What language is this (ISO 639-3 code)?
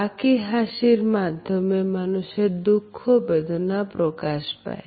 ben